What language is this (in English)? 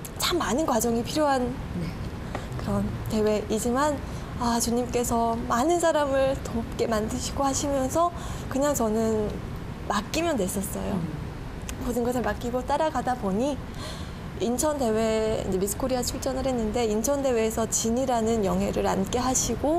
Korean